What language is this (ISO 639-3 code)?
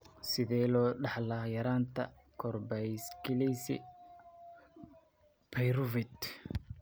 som